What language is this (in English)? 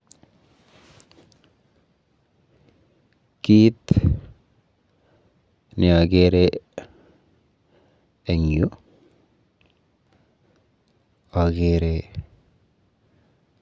Kalenjin